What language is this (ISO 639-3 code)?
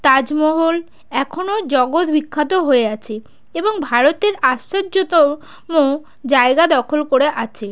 ben